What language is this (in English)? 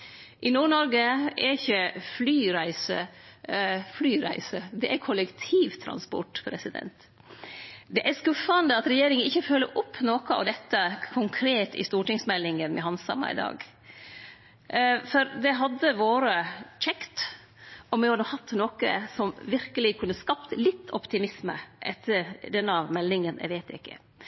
Norwegian Nynorsk